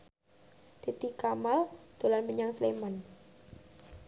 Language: Javanese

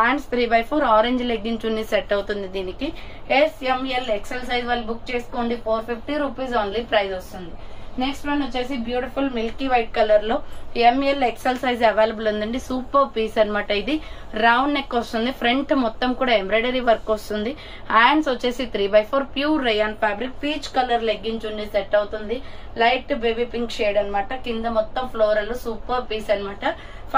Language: Telugu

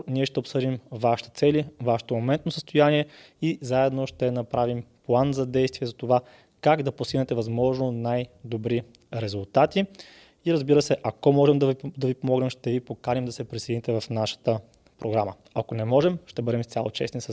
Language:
Bulgarian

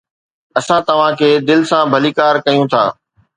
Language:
Sindhi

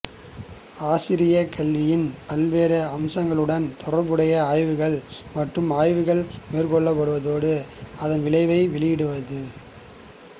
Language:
Tamil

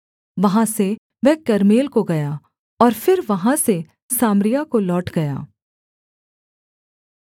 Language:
Hindi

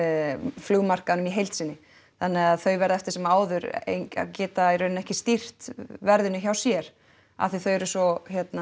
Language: Icelandic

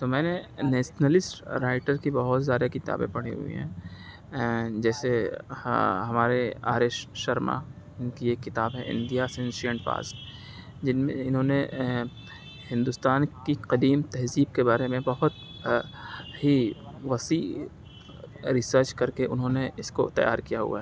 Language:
Urdu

